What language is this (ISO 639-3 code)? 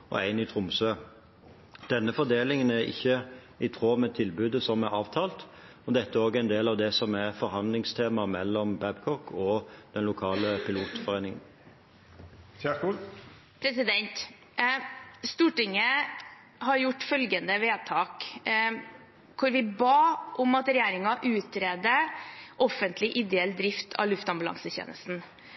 nor